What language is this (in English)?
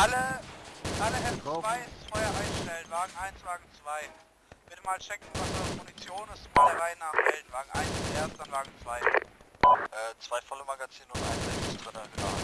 German